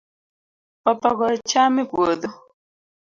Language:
Luo (Kenya and Tanzania)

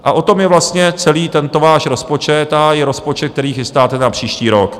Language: Czech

